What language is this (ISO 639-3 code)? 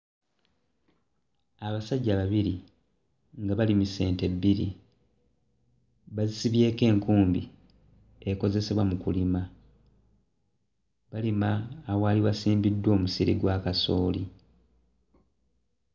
lug